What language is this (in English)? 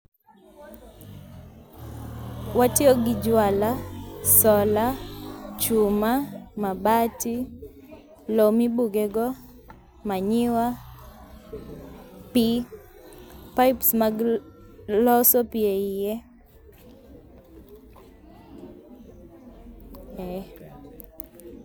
Luo (Kenya and Tanzania)